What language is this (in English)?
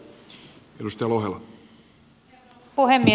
Finnish